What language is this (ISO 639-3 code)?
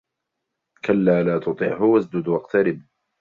ara